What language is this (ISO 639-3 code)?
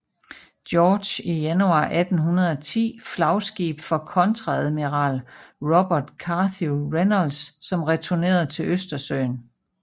dan